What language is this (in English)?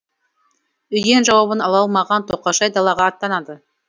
Kazakh